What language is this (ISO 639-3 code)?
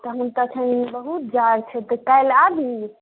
mai